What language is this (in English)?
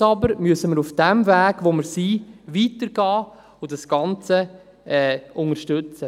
Swiss German